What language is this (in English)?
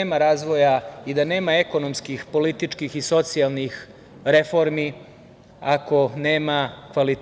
Serbian